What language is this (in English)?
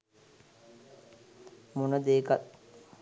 Sinhala